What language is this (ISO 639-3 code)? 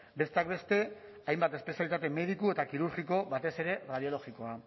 eus